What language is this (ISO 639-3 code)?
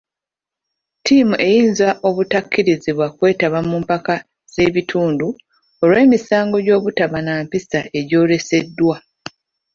lug